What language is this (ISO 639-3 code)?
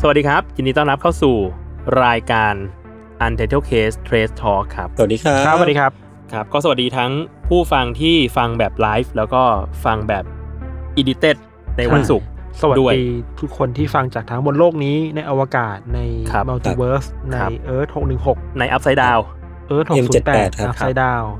tha